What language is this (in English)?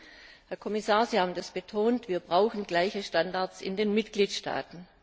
German